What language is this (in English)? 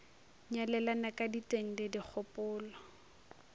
Northern Sotho